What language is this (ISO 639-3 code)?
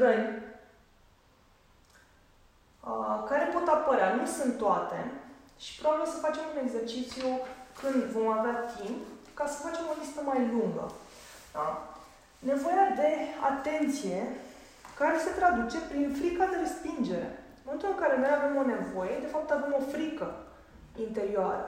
ron